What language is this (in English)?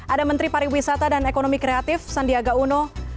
Indonesian